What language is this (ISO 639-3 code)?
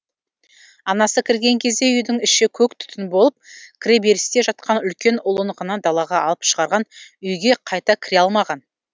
kaz